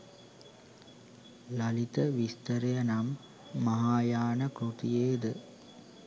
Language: Sinhala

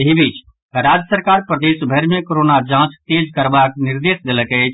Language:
Maithili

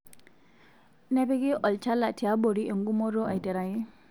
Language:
Masai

